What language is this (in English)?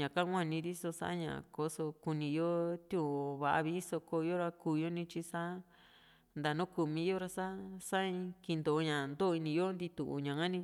Juxtlahuaca Mixtec